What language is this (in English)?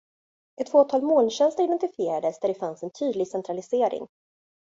Swedish